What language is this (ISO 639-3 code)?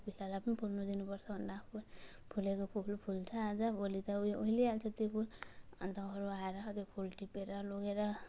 nep